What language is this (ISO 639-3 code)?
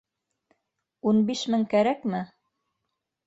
bak